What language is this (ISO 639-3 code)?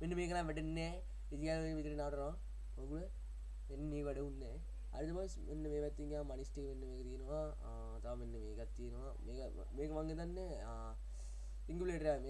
sin